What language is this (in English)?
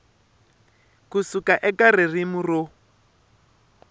Tsonga